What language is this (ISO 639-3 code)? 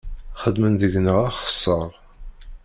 kab